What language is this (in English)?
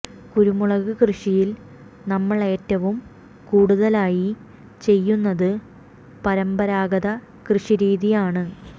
Malayalam